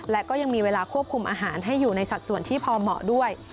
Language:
Thai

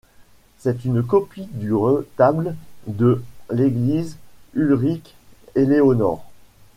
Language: French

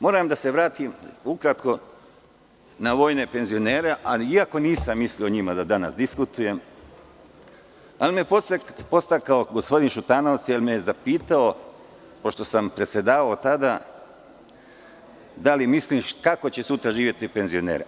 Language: Serbian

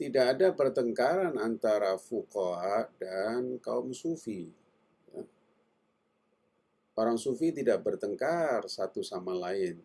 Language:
Indonesian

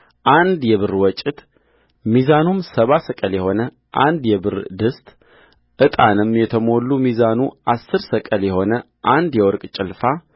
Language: Amharic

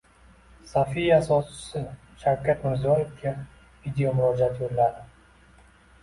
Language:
Uzbek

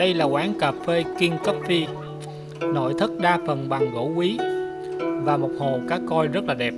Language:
Vietnamese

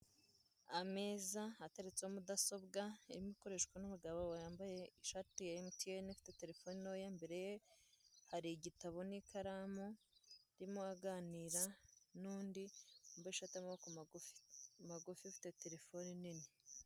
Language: Kinyarwanda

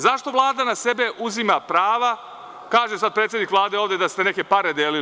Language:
Serbian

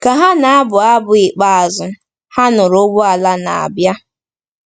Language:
Igbo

